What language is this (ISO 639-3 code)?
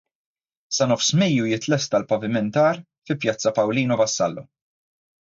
mlt